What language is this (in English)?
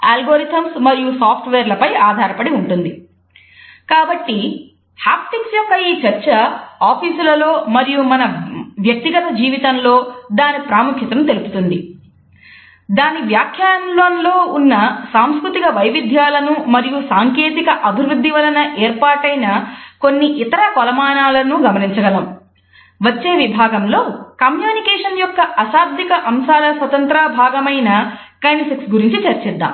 Telugu